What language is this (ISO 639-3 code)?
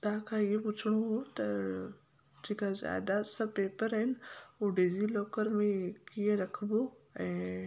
snd